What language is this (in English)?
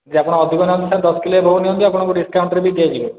Odia